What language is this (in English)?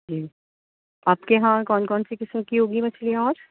Urdu